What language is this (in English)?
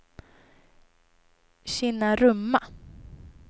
Swedish